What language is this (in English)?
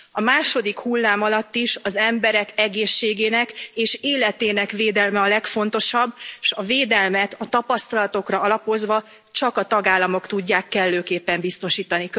Hungarian